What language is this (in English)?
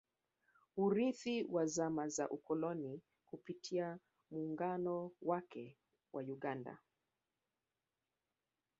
Swahili